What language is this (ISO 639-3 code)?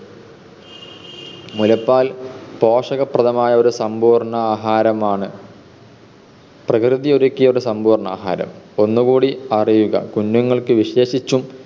mal